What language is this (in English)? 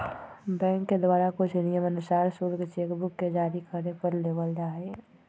Magahi